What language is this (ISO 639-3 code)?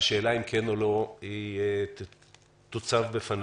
heb